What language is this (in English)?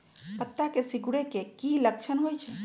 Magahi